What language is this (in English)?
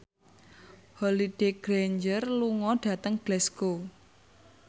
Javanese